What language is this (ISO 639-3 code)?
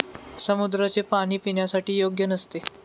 mar